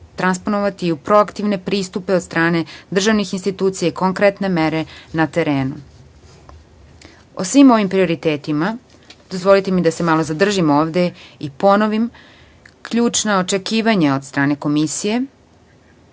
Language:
Serbian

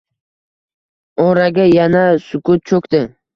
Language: Uzbek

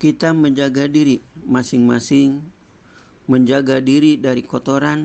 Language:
Indonesian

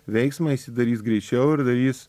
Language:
Lithuanian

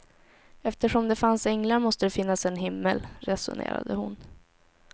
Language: Swedish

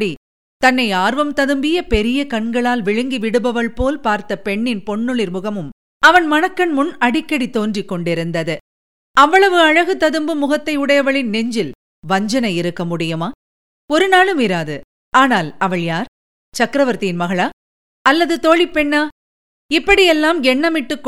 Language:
Tamil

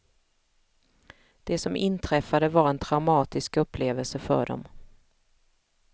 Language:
Swedish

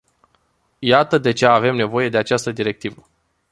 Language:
Romanian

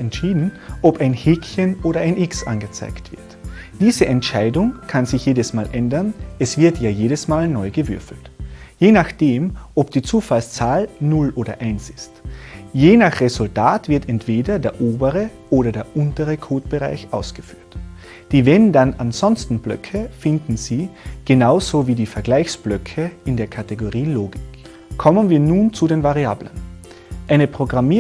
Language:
German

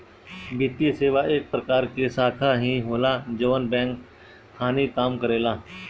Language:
Bhojpuri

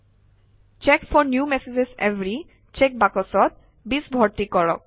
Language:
Assamese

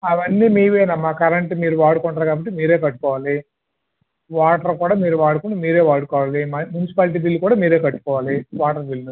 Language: Telugu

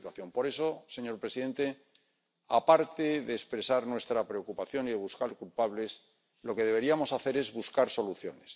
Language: Spanish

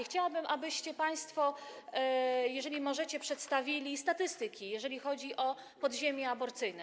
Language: Polish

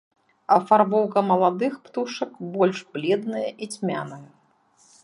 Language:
Belarusian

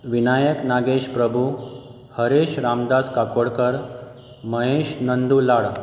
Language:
Konkani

